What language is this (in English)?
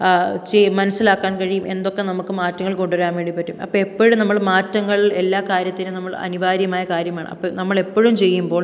Malayalam